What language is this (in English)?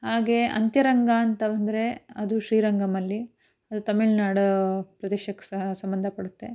Kannada